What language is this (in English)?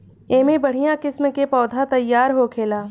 Bhojpuri